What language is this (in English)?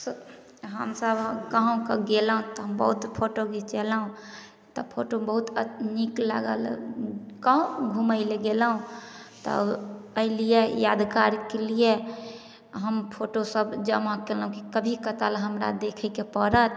Maithili